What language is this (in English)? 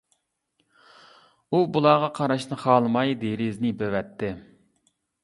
Uyghur